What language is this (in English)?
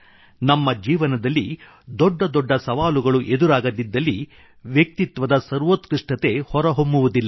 Kannada